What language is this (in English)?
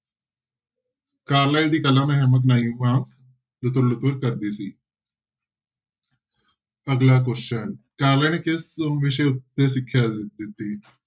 Punjabi